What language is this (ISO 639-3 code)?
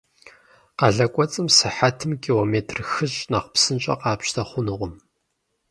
kbd